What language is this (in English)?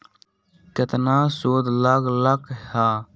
Magahi